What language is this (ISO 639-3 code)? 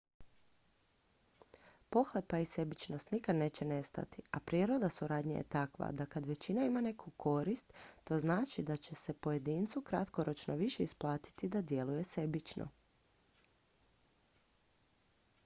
hrv